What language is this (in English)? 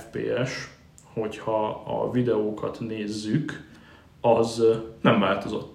Hungarian